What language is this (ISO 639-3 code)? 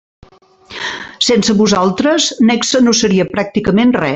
cat